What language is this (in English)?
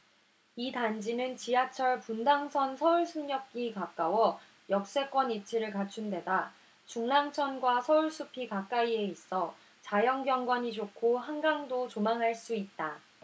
Korean